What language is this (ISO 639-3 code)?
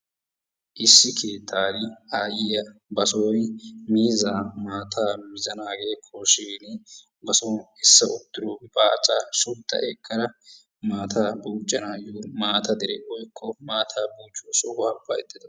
wal